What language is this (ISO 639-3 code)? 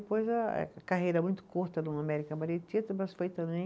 por